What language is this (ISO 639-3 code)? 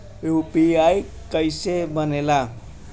bho